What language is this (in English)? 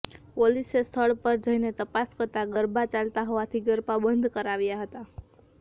Gujarati